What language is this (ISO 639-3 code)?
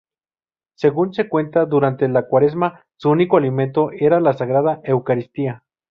spa